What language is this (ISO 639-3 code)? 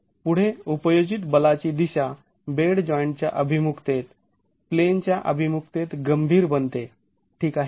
mar